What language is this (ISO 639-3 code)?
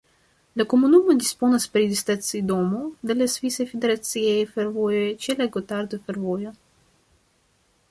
epo